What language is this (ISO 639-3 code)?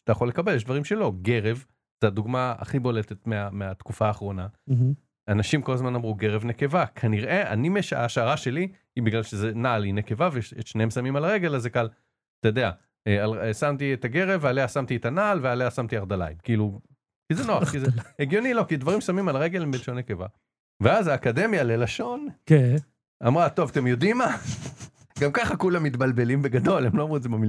heb